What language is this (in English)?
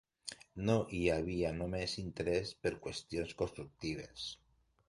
Catalan